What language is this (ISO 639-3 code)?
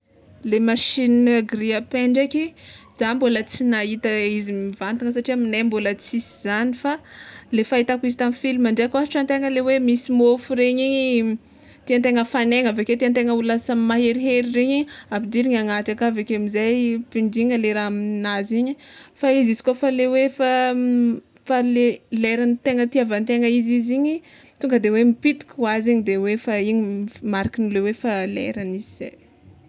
xmw